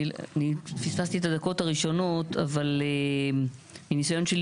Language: Hebrew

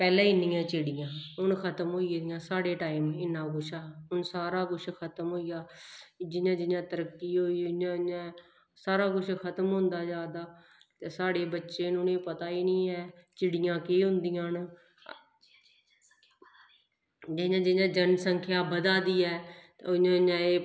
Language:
Dogri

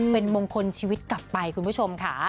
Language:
Thai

